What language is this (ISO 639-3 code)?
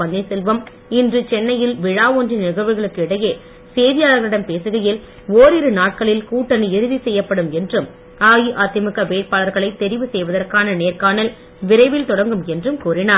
tam